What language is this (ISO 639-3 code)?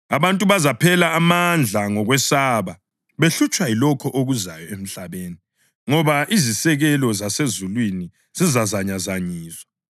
nde